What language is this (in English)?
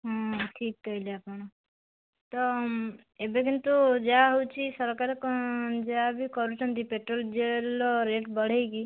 Odia